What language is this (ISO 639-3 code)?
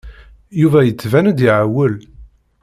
kab